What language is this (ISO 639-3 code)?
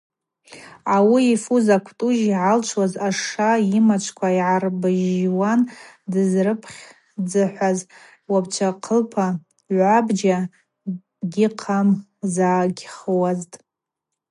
abq